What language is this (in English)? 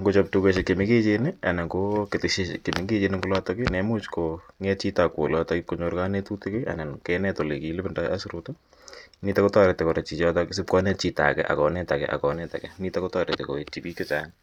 Kalenjin